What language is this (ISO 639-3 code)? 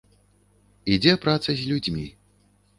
bel